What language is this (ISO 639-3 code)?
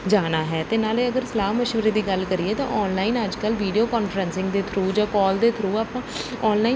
pan